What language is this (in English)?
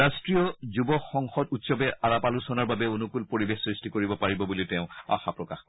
Assamese